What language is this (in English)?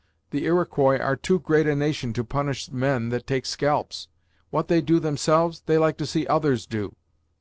English